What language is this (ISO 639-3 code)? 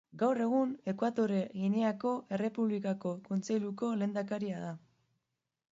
eus